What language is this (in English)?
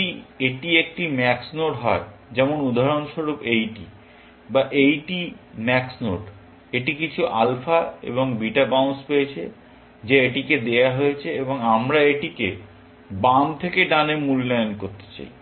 Bangla